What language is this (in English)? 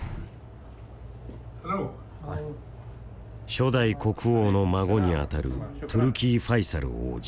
Japanese